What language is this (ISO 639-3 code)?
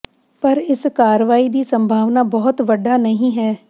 pan